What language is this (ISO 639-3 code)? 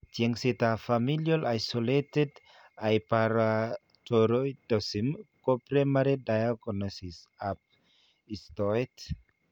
kln